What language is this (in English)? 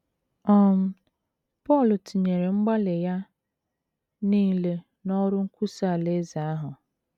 Igbo